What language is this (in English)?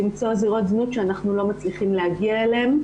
Hebrew